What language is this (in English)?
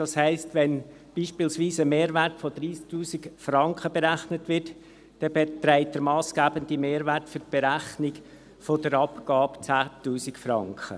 Swiss German